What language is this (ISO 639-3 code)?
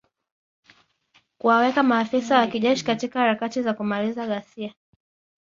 swa